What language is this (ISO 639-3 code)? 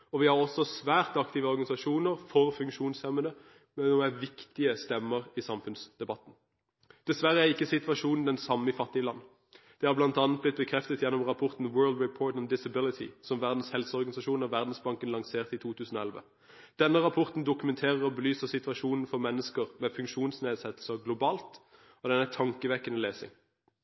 nob